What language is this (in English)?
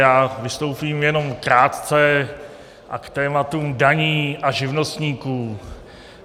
Czech